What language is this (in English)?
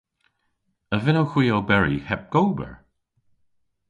Cornish